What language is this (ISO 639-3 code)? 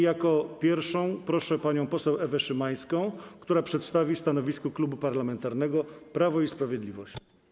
pol